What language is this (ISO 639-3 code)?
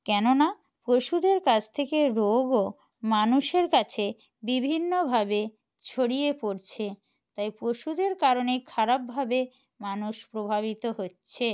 ben